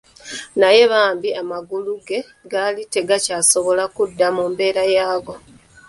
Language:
Ganda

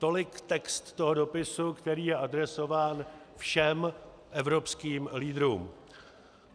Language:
Czech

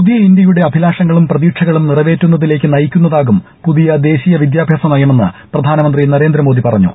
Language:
Malayalam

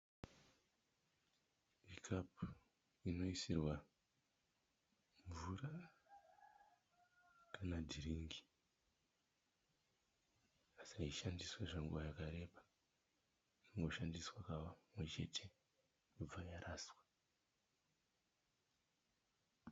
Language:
Shona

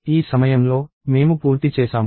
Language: Telugu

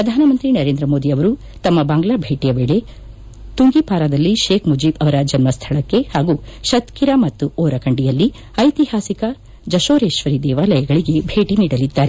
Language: Kannada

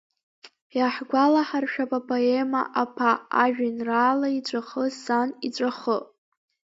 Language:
Abkhazian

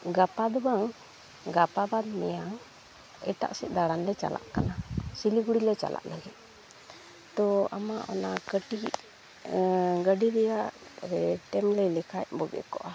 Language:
Santali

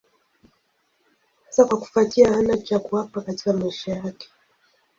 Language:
Swahili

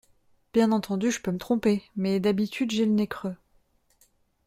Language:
French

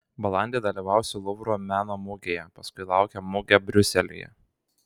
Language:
Lithuanian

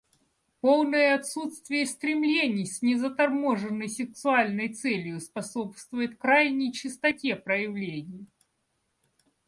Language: Russian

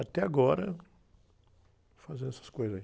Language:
Portuguese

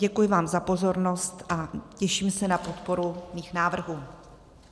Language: Czech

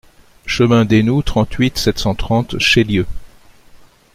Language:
French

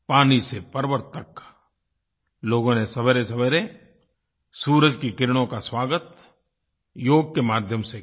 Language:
Hindi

